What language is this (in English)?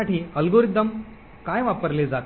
Marathi